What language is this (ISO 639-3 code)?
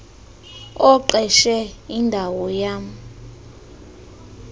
xho